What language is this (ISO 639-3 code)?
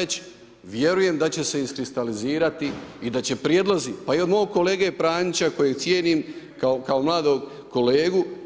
hrv